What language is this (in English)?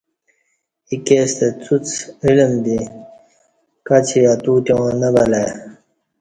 Kati